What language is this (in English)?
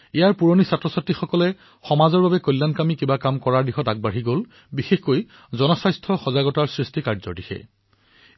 Assamese